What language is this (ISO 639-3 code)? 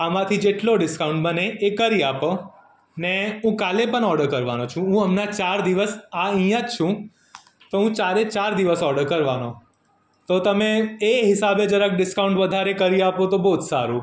guj